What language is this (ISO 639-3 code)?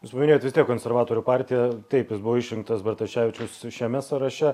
lit